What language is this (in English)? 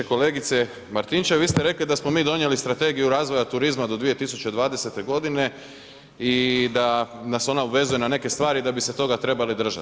Croatian